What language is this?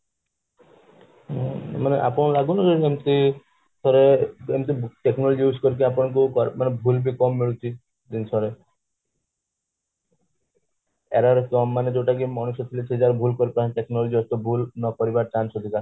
Odia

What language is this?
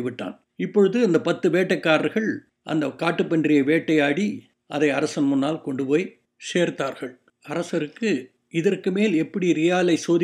Tamil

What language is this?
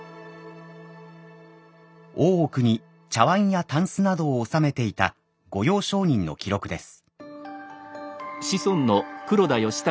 Japanese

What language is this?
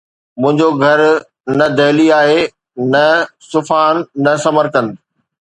Sindhi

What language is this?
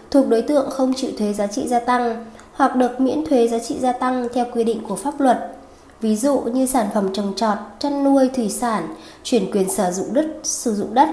Vietnamese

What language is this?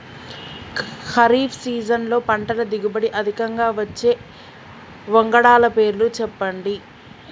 Telugu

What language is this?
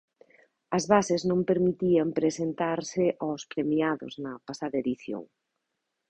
Galician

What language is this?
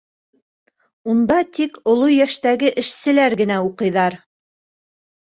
Bashkir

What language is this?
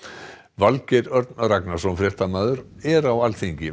Icelandic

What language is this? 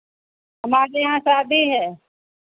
Hindi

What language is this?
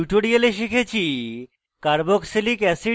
Bangla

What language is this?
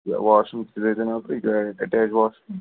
Kashmiri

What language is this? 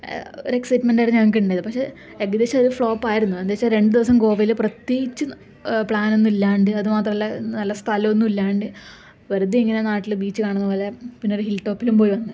Malayalam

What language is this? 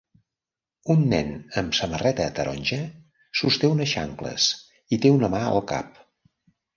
Catalan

